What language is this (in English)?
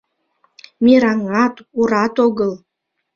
Mari